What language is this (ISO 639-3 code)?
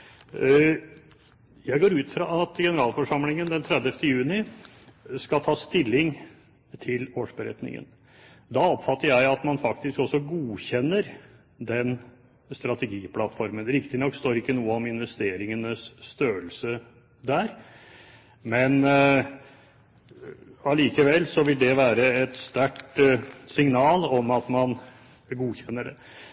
nob